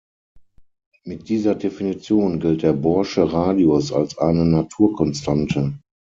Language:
German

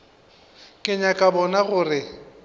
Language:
Northern Sotho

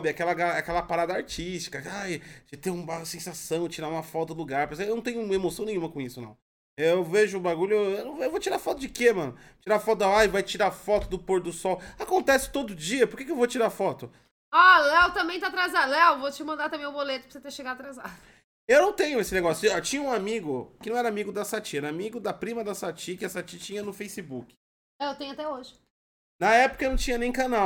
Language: Portuguese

